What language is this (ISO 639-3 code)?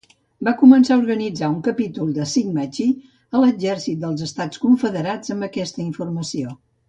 cat